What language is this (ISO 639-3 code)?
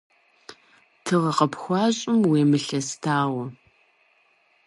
kbd